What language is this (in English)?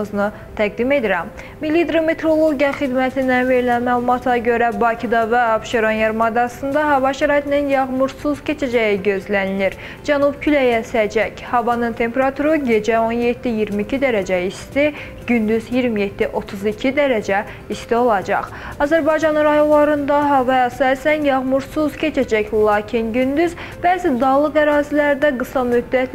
Turkish